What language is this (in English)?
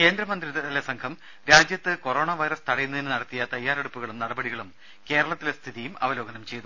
Malayalam